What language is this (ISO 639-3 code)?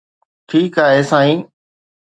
snd